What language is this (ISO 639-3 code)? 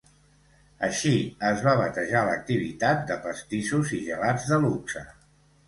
cat